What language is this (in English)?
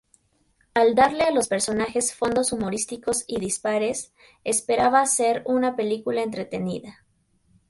Spanish